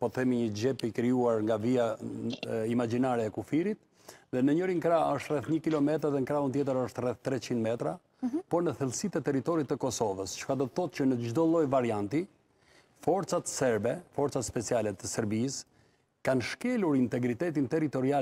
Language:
Romanian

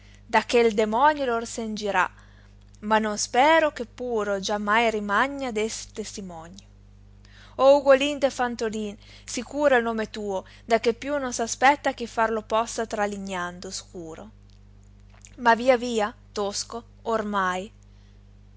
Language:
Italian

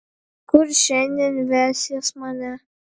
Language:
Lithuanian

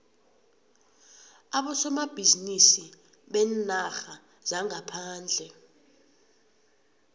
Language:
South Ndebele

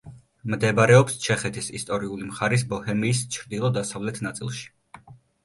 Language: Georgian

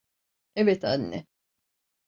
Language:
Turkish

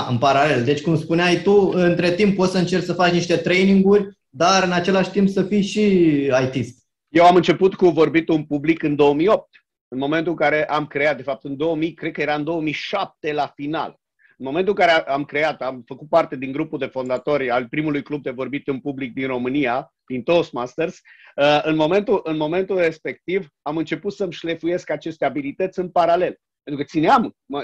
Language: Romanian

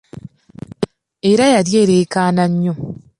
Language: Ganda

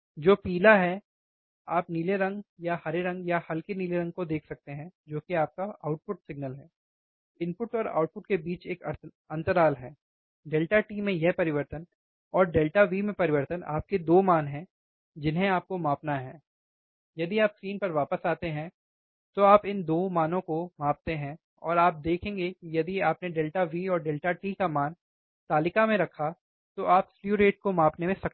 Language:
Hindi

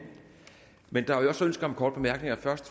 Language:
Danish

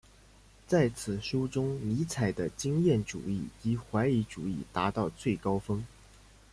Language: Chinese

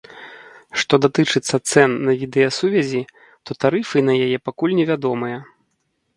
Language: Belarusian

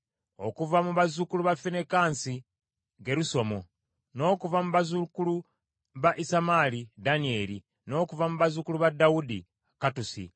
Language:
Ganda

